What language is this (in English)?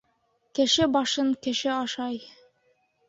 Bashkir